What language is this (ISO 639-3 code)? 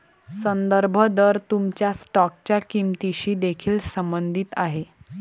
mar